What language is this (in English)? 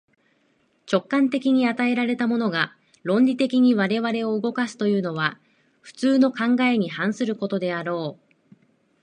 Japanese